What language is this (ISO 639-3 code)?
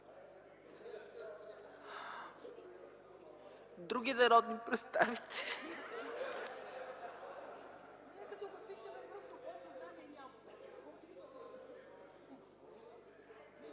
bul